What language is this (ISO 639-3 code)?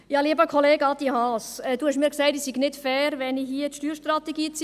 gsw